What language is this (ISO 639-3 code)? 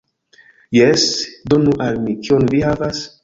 epo